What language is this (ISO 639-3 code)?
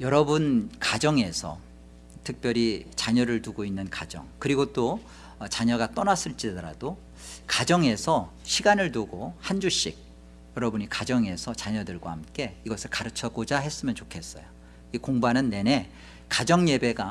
kor